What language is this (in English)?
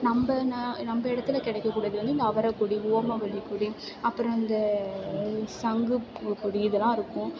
Tamil